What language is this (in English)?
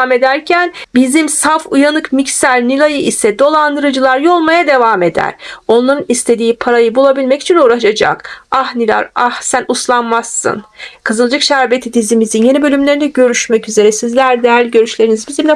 Turkish